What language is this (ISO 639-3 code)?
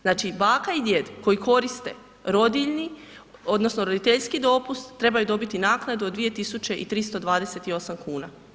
hrv